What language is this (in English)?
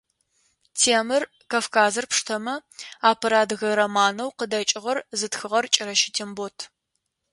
Adyghe